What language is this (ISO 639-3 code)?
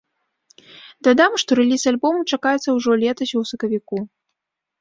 bel